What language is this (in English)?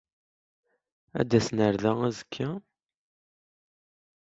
Kabyle